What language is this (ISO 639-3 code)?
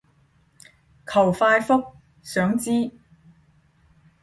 yue